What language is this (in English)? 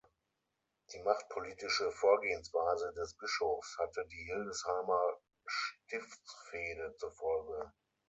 German